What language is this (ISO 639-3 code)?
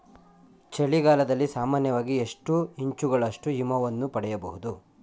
kan